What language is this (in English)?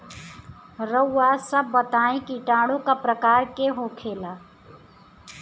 Bhojpuri